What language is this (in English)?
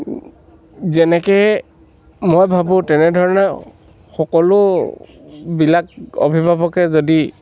Assamese